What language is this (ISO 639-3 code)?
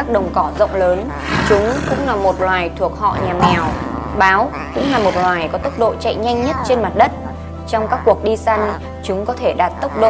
ind